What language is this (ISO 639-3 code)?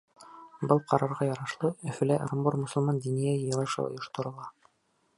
bak